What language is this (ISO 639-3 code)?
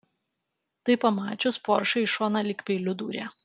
lit